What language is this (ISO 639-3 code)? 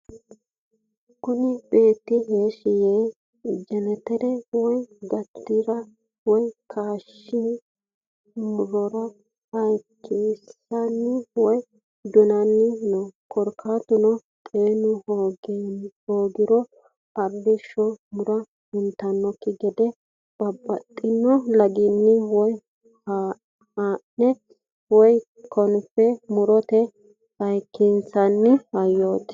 sid